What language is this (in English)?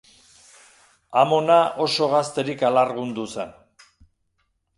Basque